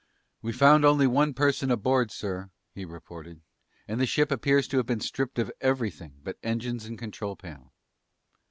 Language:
English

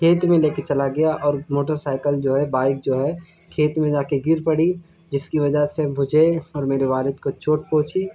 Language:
Urdu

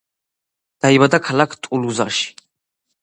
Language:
Georgian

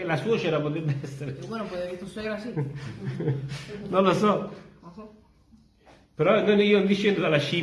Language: Italian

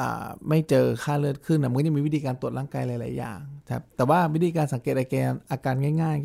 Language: Thai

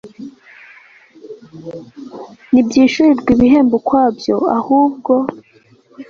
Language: Kinyarwanda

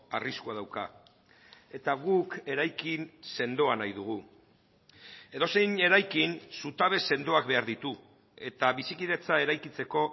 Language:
Basque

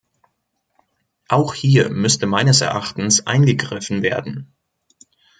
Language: German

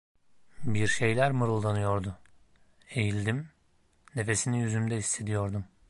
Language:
Turkish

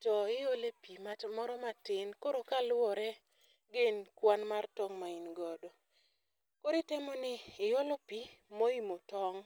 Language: Luo (Kenya and Tanzania)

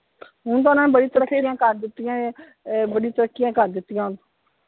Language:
Punjabi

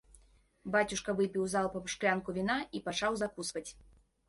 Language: Belarusian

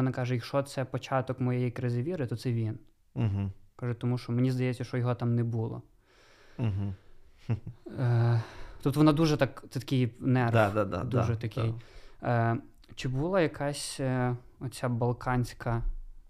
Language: Ukrainian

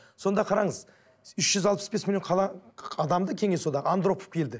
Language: Kazakh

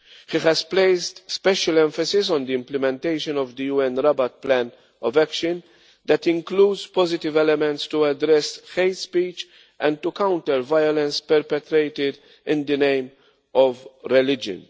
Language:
English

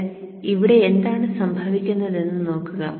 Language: Malayalam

